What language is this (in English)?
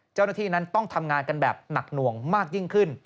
Thai